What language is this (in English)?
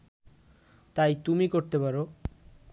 Bangla